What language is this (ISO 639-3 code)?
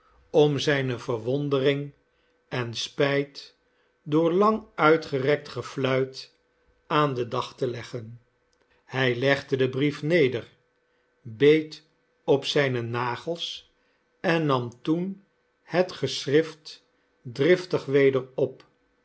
nld